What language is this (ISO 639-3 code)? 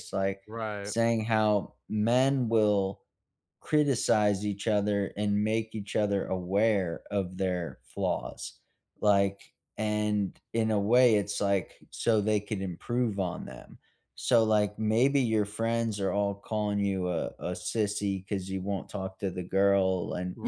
eng